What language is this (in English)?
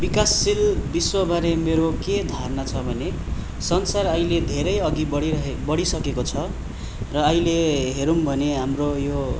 Nepali